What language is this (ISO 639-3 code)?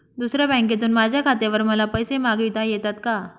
mar